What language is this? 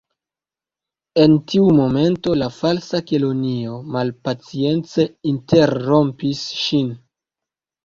Esperanto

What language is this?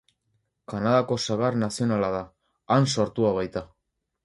Basque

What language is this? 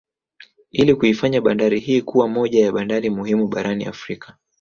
Swahili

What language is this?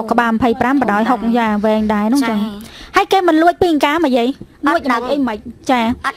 Vietnamese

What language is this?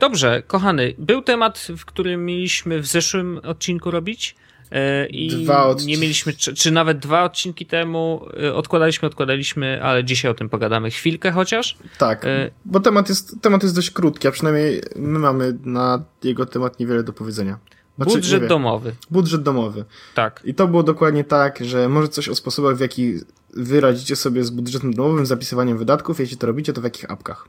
Polish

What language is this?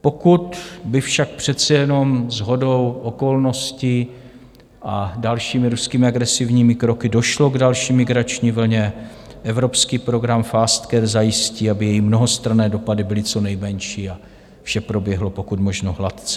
Czech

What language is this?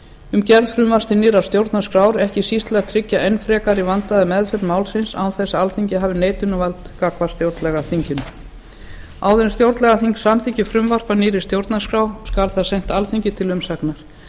Icelandic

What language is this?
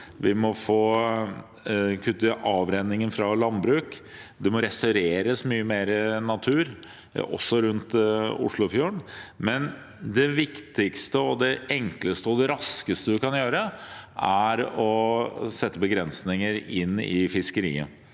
Norwegian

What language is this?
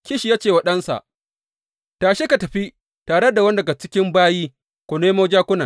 Hausa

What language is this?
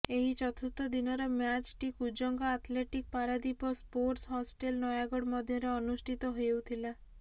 Odia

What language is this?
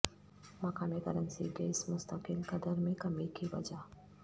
Urdu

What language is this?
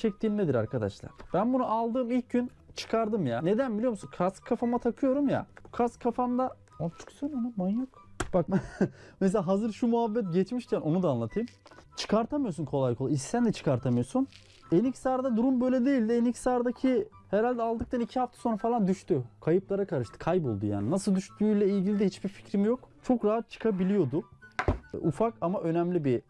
Turkish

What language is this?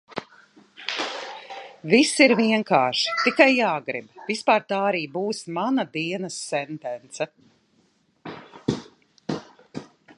Latvian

